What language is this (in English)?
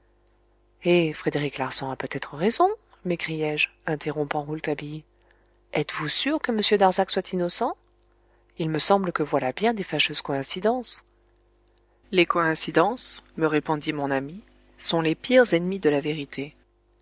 French